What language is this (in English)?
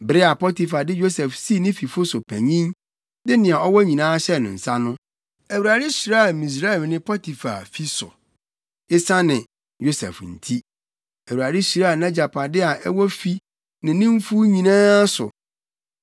Akan